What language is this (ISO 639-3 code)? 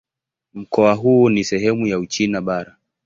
swa